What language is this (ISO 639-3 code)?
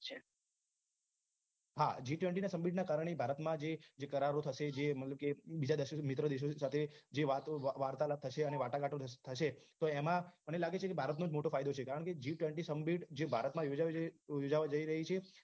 guj